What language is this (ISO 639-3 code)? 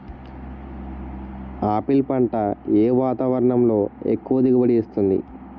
tel